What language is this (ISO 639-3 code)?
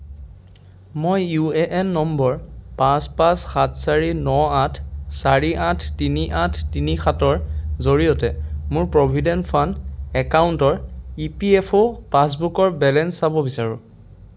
asm